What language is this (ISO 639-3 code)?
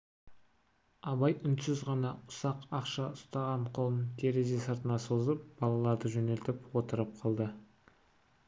kaz